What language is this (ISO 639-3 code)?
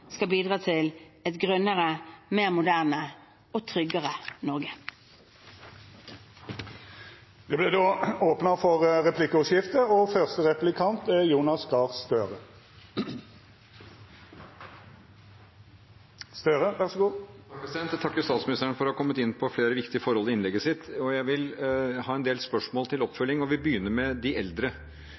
nor